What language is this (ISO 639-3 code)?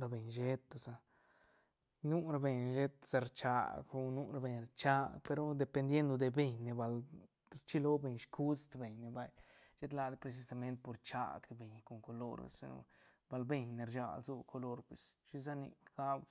ztn